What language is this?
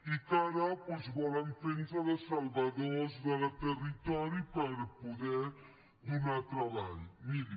Catalan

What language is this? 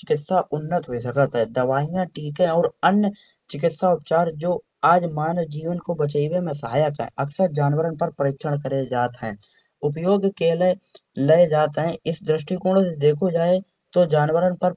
Kanauji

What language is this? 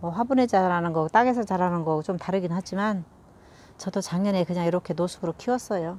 Korean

